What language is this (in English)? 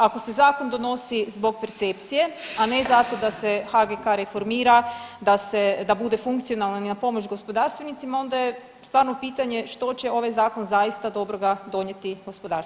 Croatian